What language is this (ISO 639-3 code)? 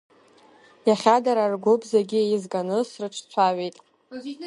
abk